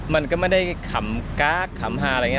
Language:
Thai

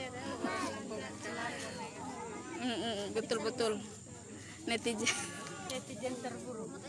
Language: Indonesian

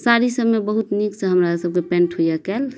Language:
Maithili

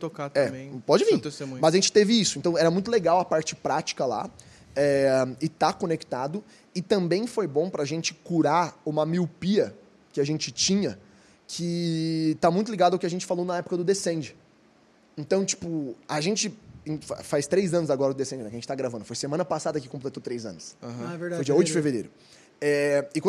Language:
Portuguese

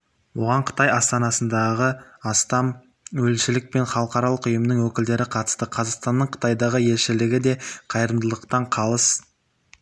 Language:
Kazakh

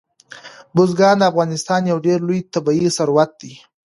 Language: Pashto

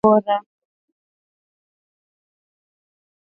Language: Swahili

